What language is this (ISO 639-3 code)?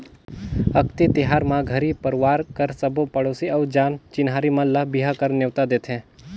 hne